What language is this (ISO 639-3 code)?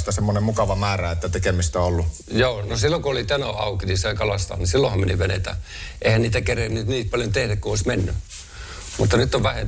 fin